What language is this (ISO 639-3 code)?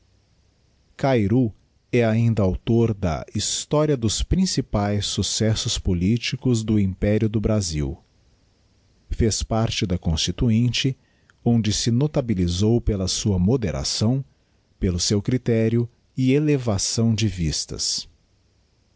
por